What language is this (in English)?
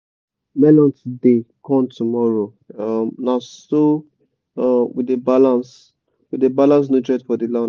Nigerian Pidgin